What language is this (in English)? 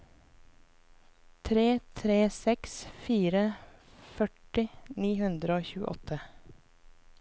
Norwegian